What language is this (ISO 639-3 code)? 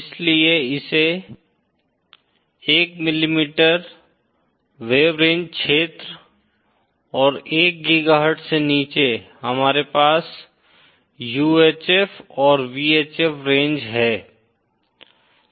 hin